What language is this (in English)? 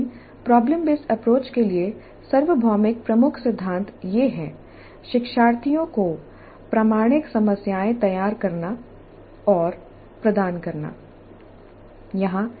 Hindi